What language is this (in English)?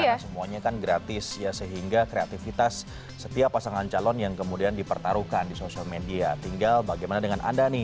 Indonesian